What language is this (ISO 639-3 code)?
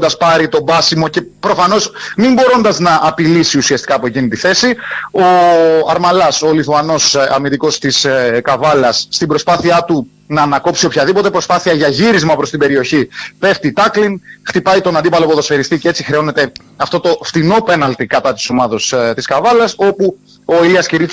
ell